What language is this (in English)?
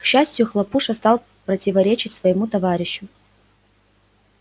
Russian